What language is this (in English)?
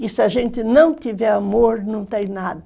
Portuguese